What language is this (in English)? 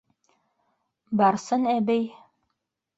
Bashkir